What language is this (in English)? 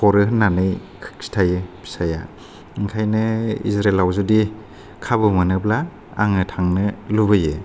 Bodo